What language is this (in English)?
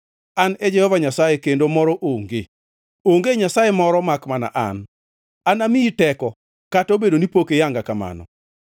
Luo (Kenya and Tanzania)